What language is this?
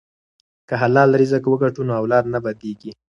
Pashto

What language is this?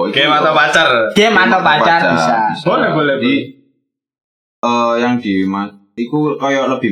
Indonesian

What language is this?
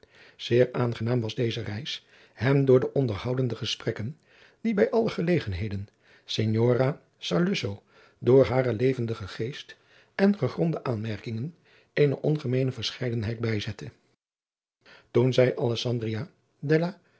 Dutch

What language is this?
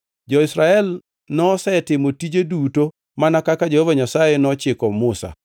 Luo (Kenya and Tanzania)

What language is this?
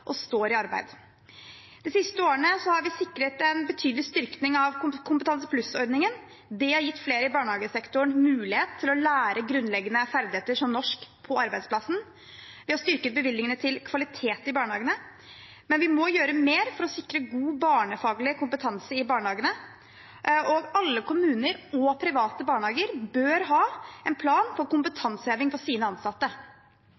Norwegian Bokmål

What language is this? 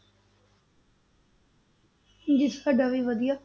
Punjabi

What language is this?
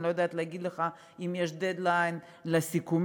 Hebrew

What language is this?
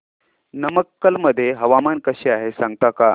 Marathi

